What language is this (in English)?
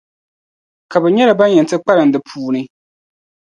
Dagbani